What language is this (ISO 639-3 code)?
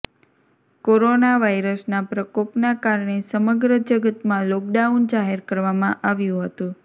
guj